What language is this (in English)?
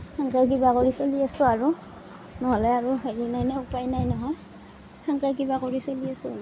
Assamese